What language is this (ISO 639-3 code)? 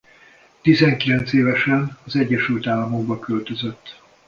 hun